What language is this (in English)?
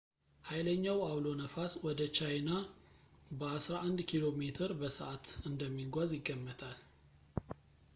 Amharic